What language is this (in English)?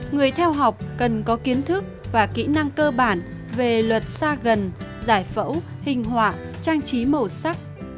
Vietnamese